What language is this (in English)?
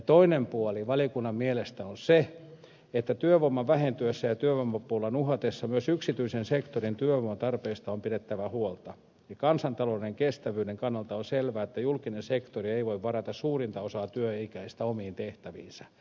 Finnish